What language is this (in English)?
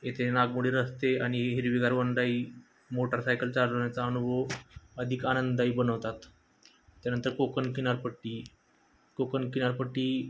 Marathi